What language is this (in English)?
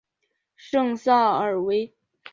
Chinese